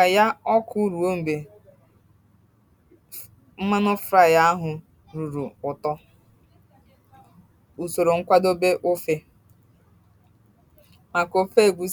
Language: Igbo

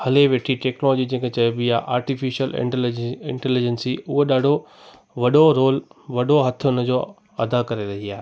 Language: Sindhi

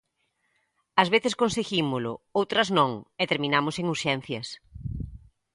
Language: Galician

